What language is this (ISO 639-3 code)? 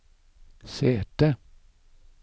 nor